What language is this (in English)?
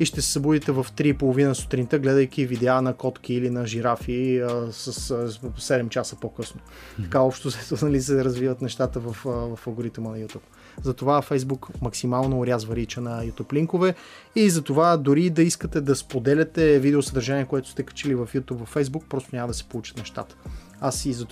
Bulgarian